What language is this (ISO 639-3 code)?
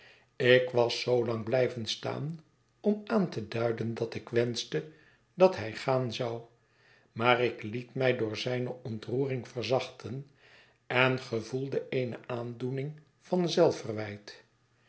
nld